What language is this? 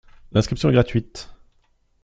French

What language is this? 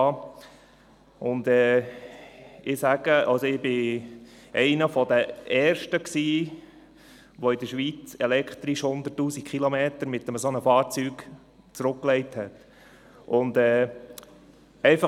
Swiss German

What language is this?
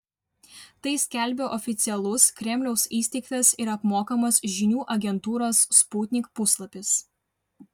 Lithuanian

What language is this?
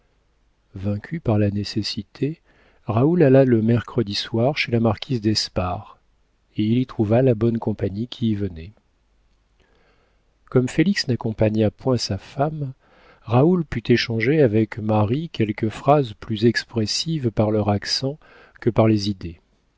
French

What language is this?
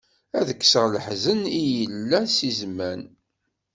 Kabyle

